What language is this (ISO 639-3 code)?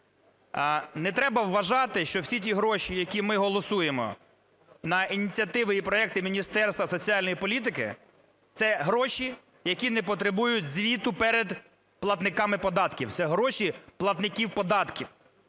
ukr